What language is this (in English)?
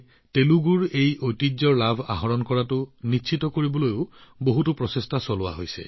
Assamese